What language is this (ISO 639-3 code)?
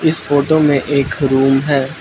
hin